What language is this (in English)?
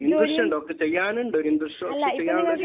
Malayalam